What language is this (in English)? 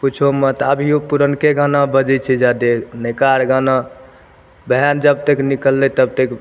Maithili